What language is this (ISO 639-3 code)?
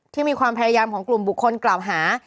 tha